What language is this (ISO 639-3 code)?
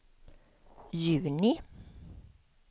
swe